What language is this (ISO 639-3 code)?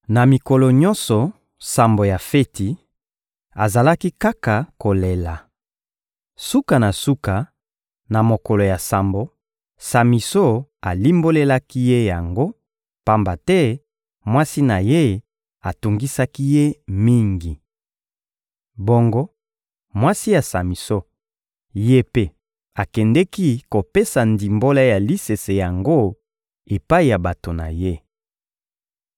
lin